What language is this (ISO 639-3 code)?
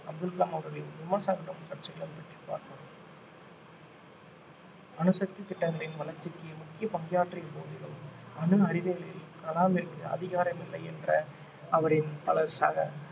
tam